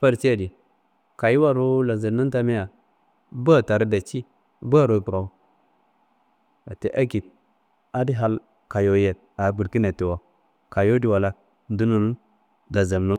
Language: Kanembu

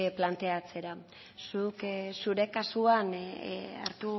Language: Basque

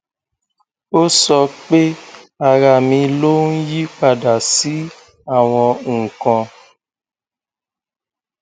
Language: Yoruba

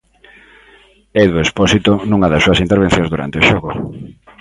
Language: Galician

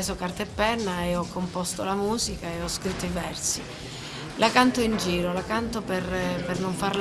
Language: Italian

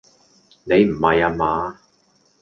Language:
Cantonese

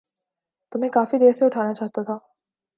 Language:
Urdu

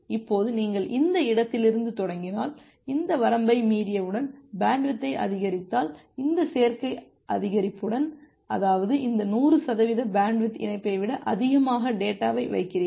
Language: Tamil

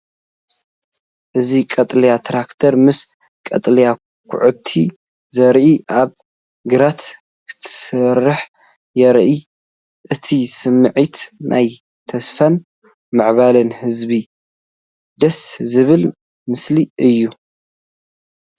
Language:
Tigrinya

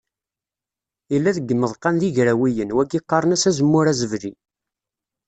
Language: Kabyle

